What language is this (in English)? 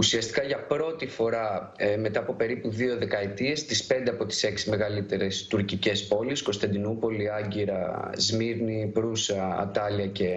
Greek